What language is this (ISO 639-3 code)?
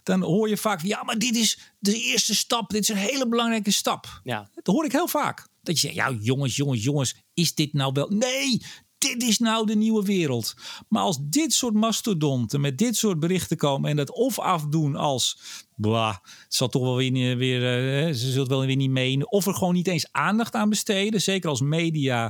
nld